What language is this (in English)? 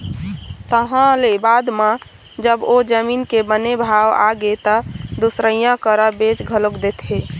Chhattisgarhi